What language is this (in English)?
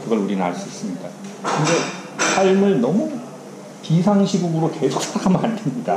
Korean